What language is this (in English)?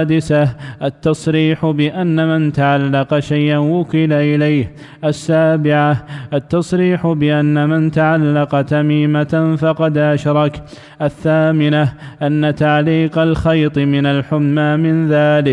Arabic